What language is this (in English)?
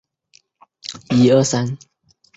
Chinese